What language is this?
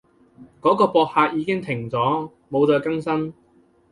Cantonese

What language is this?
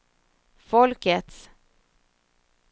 Swedish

